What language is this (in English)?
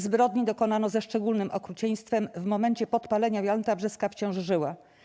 Polish